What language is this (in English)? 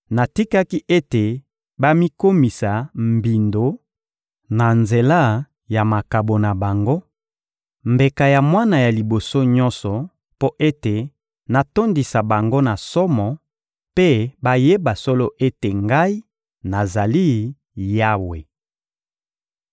Lingala